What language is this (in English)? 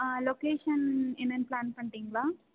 Tamil